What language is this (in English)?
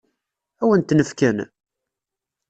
Kabyle